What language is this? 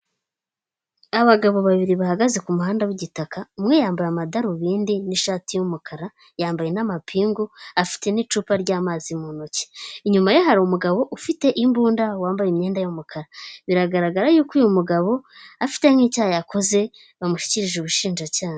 Kinyarwanda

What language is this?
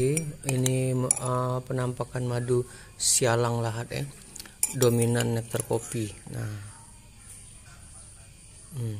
Indonesian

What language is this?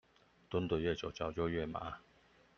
Chinese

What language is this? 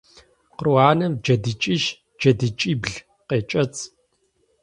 Kabardian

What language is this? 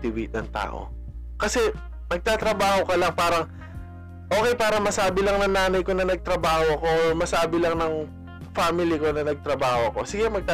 Filipino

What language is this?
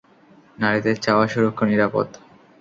Bangla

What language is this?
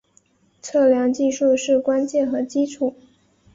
Chinese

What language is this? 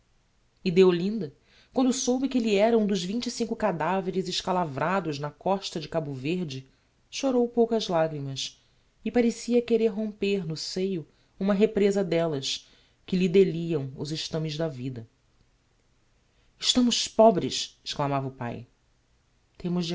Portuguese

